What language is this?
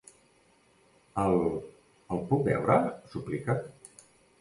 Catalan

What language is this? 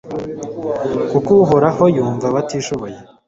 Kinyarwanda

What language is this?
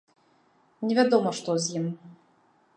Belarusian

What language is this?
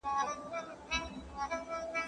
Pashto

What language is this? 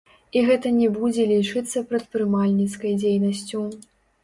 Belarusian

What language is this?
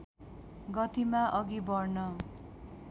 Nepali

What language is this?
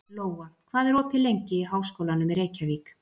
Icelandic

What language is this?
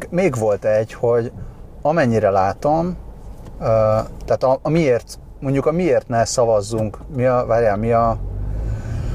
Hungarian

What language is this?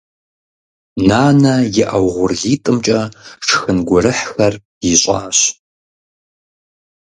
Kabardian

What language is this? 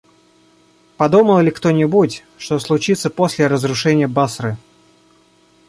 Russian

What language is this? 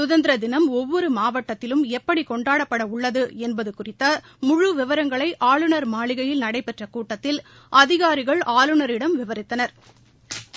Tamil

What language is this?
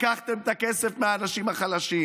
Hebrew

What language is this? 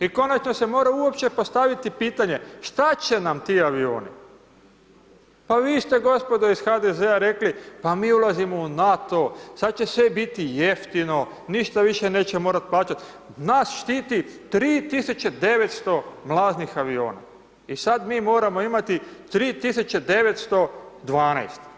Croatian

